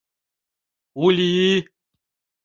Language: Mari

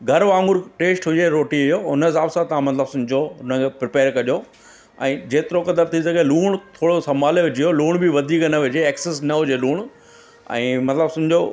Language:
Sindhi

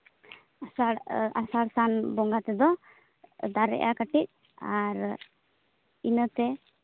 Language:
Santali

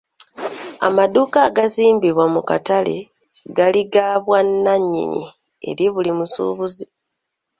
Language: Ganda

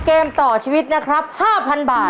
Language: Thai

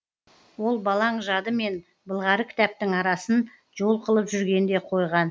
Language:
Kazakh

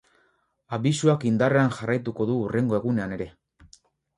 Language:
Basque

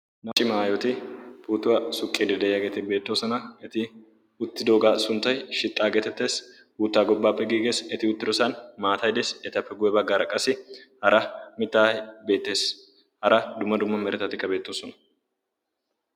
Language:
Wolaytta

